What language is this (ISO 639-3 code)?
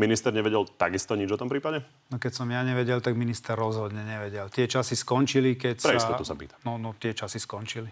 slk